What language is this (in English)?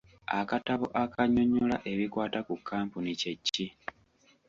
Ganda